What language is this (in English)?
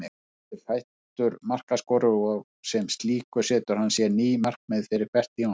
Icelandic